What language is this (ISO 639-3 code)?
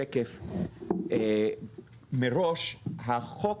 heb